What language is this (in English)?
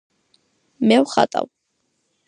Georgian